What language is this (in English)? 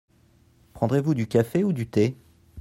French